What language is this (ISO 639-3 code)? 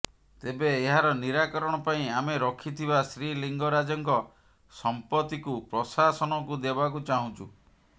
ori